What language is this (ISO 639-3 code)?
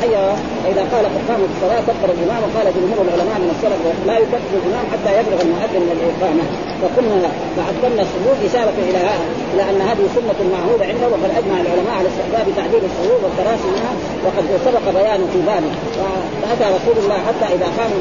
ara